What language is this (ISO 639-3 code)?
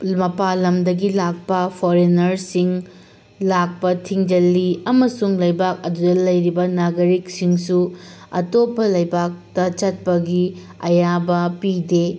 mni